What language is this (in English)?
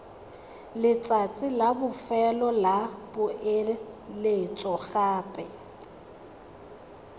Tswana